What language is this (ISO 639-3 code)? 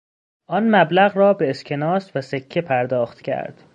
fas